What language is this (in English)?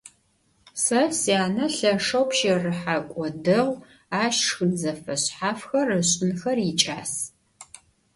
Adyghe